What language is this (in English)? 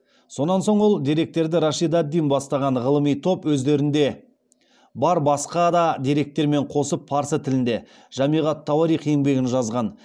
Kazakh